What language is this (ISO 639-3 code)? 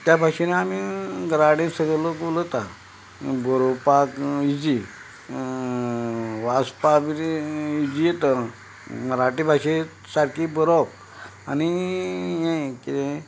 kok